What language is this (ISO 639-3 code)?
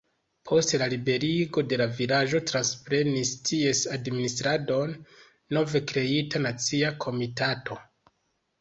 epo